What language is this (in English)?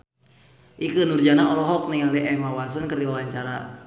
Sundanese